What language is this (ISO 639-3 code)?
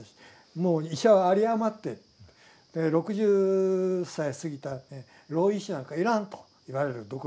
jpn